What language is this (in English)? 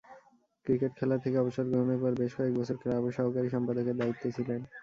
Bangla